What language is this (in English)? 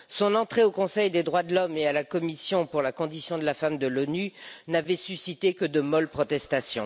French